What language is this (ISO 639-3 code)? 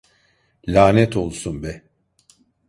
tur